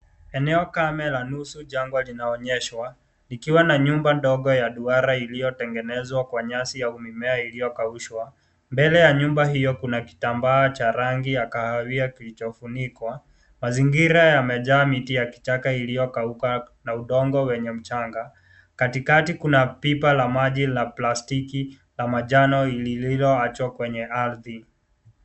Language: Swahili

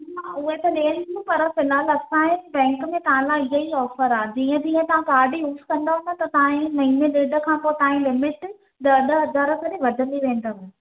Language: Sindhi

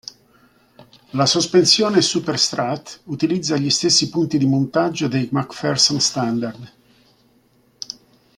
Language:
Italian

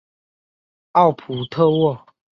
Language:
Chinese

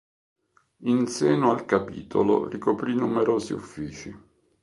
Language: Italian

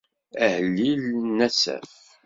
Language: Kabyle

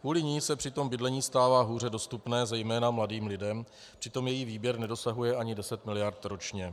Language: Czech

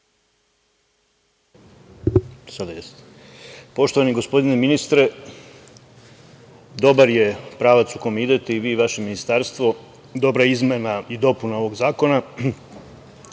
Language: Serbian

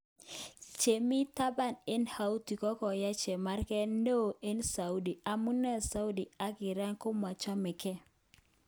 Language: Kalenjin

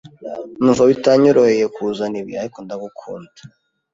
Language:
Kinyarwanda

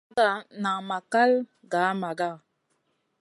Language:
Masana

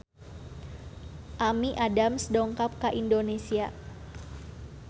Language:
Sundanese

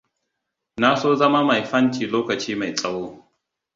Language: Hausa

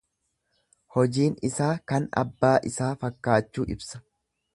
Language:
Oromo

